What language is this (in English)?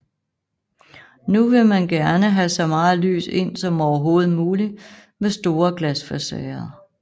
Danish